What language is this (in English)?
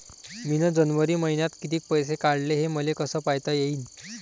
Marathi